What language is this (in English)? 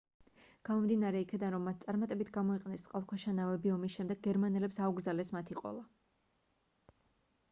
Georgian